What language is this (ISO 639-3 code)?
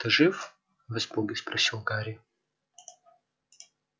rus